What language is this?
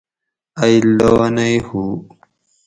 Gawri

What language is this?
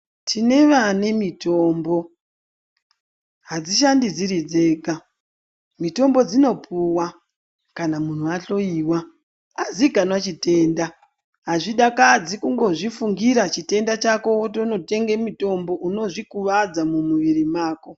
Ndau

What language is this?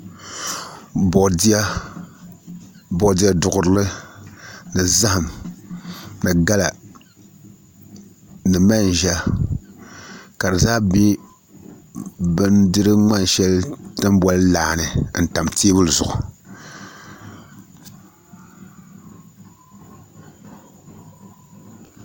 Dagbani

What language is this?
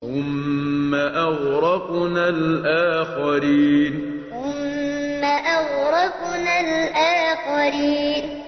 Arabic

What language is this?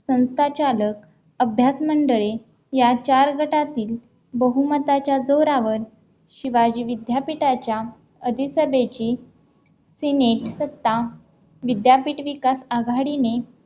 Marathi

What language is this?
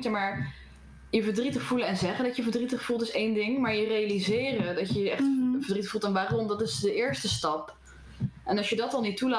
Dutch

